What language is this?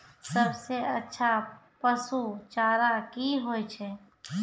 Maithili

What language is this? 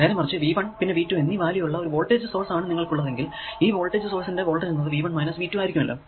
Malayalam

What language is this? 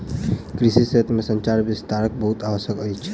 Maithili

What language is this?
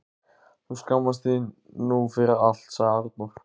Icelandic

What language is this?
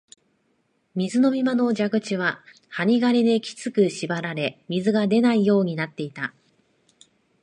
Japanese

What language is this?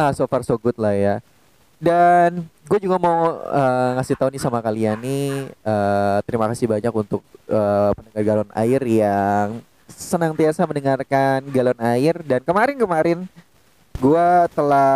Indonesian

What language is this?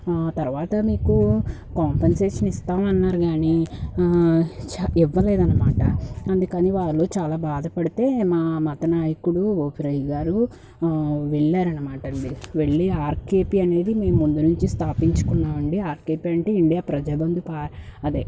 Telugu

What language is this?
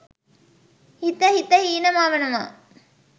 Sinhala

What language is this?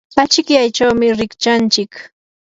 Yanahuanca Pasco Quechua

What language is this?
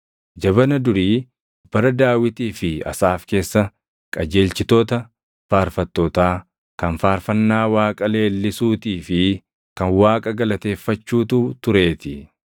Oromo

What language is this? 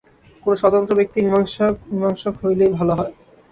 Bangla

